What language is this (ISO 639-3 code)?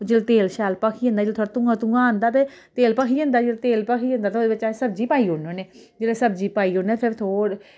doi